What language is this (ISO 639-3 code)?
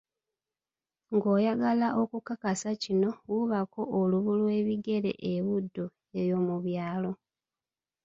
lug